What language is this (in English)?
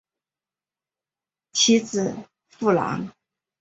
Chinese